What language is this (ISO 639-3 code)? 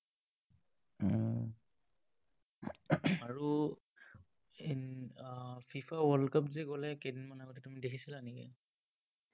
asm